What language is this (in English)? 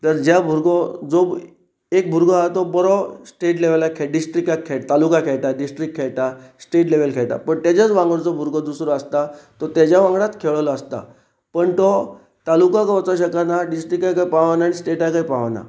Konkani